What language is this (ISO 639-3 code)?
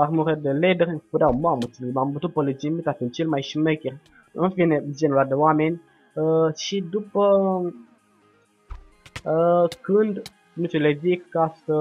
ron